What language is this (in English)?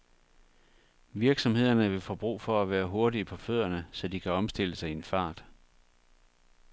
Danish